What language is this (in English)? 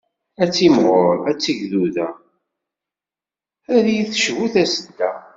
Kabyle